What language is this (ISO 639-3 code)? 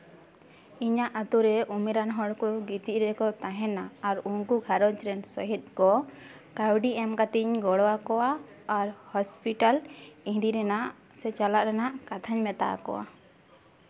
sat